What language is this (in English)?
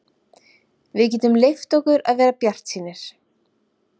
Icelandic